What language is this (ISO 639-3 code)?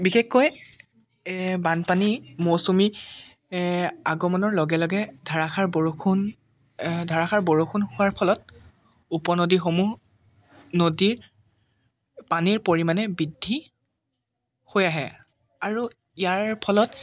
asm